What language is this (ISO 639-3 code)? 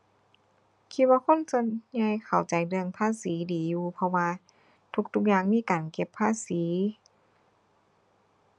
tha